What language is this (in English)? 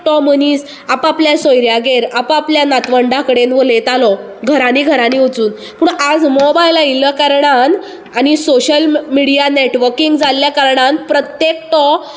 Konkani